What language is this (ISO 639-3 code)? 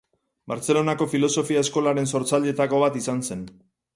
eus